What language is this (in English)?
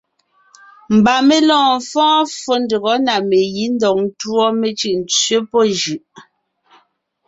Ngiemboon